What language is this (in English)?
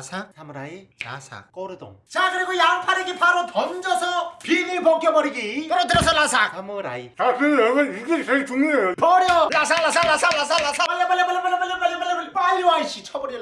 Korean